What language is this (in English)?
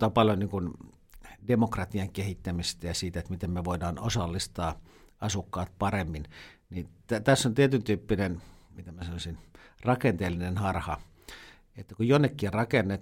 Finnish